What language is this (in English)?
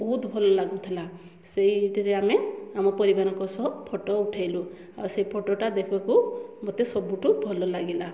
Odia